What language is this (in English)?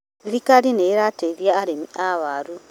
Kikuyu